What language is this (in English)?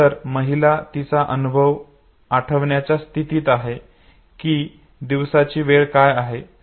Marathi